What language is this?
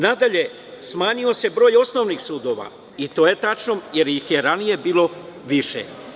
Serbian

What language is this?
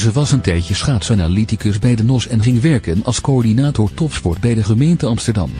Dutch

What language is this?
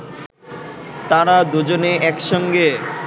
Bangla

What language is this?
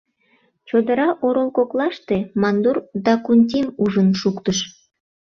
Mari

